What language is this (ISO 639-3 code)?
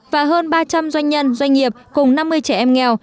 vie